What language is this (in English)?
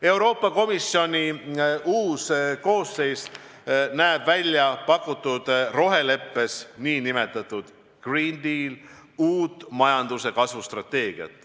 Estonian